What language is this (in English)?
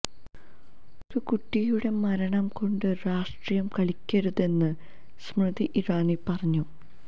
Malayalam